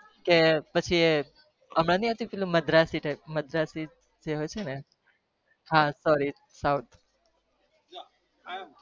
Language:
Gujarati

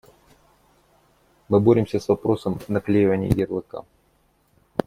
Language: Russian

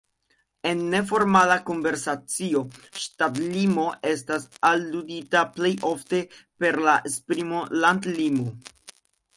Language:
Esperanto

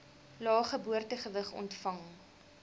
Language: Afrikaans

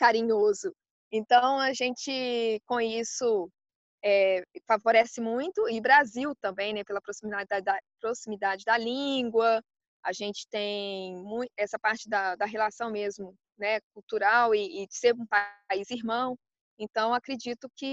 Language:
Portuguese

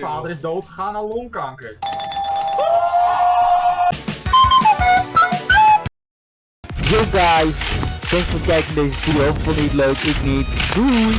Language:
Dutch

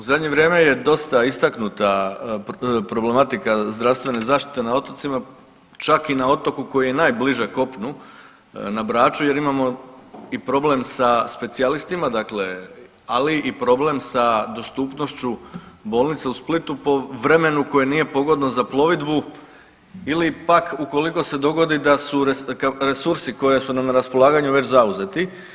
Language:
Croatian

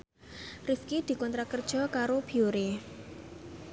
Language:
Javanese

